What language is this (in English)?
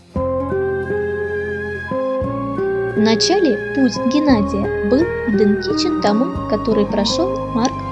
Russian